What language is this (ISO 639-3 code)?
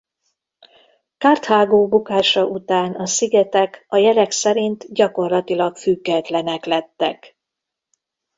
hun